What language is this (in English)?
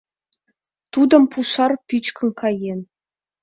Mari